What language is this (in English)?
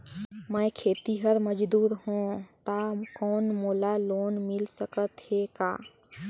Chhattisgarhi